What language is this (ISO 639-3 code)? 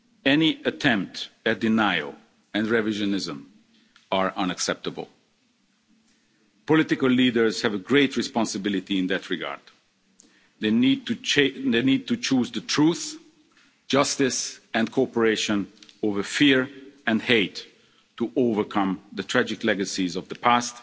eng